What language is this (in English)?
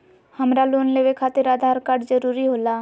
Magahi